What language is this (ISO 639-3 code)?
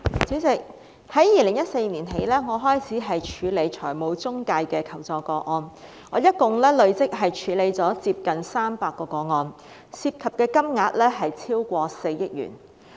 yue